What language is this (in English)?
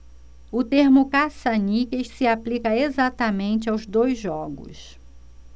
Portuguese